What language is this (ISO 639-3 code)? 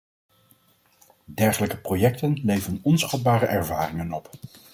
nld